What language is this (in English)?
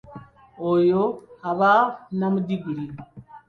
Ganda